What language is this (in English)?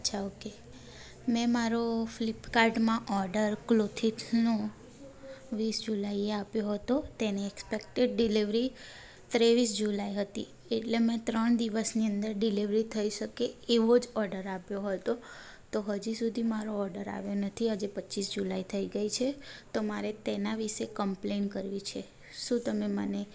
Gujarati